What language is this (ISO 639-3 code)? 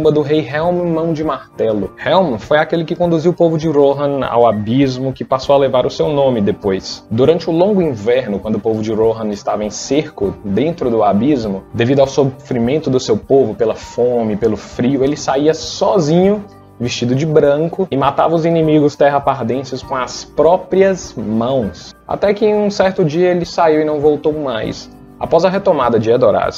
por